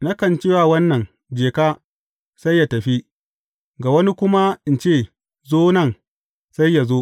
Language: Hausa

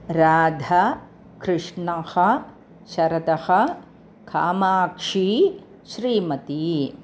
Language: Sanskrit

